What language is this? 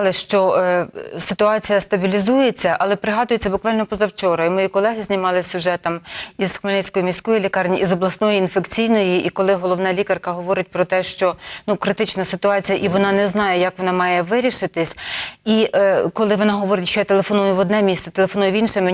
Ukrainian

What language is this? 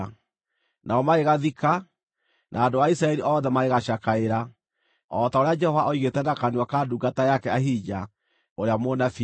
Kikuyu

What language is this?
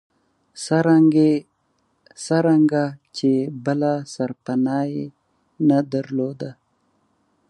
Pashto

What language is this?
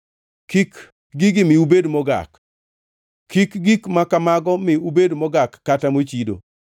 Luo (Kenya and Tanzania)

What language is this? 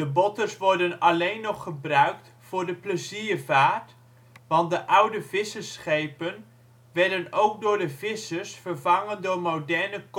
Dutch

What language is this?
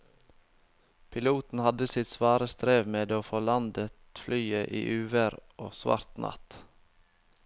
Norwegian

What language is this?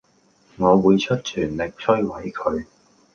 Cantonese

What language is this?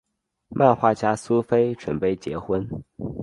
Chinese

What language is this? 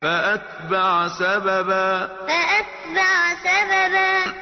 Arabic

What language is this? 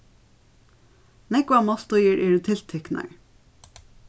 Faroese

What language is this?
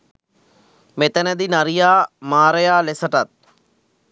Sinhala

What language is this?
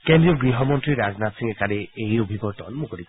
Assamese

